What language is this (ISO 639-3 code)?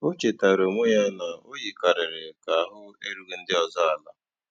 ibo